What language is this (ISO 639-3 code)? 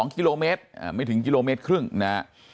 tha